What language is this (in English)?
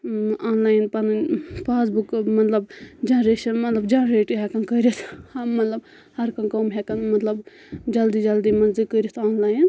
Kashmiri